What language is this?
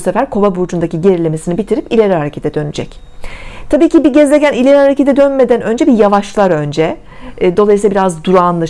Turkish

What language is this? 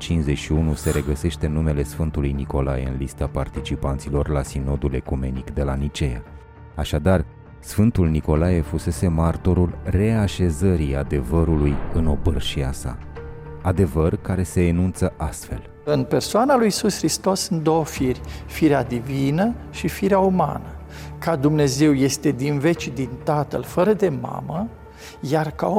Romanian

